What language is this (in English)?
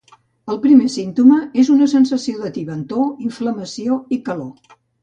Catalan